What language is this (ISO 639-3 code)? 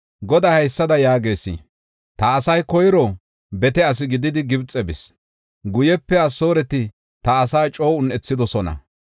gof